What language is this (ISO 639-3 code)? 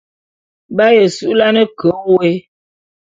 bum